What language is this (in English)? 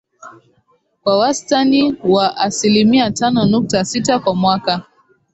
Swahili